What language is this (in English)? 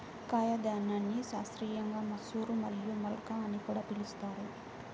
Telugu